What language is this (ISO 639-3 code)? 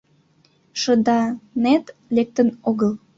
chm